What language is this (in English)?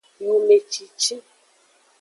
Aja (Benin)